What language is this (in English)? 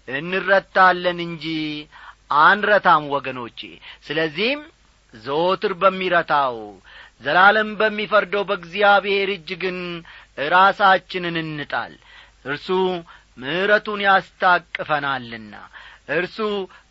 Amharic